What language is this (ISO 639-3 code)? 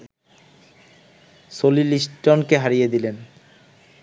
ben